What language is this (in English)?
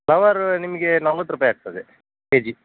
Kannada